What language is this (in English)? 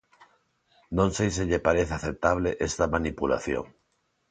Galician